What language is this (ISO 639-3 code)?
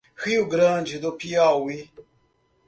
por